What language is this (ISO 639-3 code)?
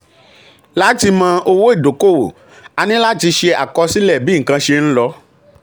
yor